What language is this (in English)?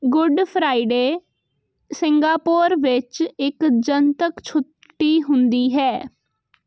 Punjabi